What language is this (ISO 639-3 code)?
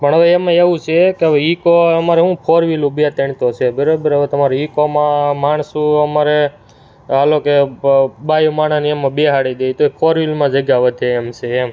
guj